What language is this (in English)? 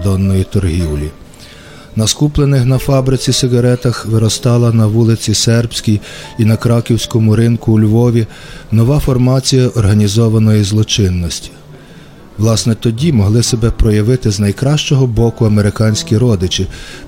Ukrainian